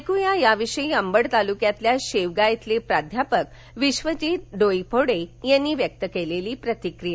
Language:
Marathi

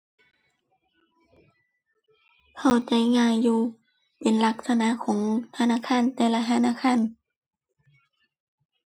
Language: Thai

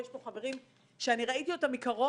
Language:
Hebrew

